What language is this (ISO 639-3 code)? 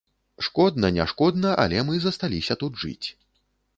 bel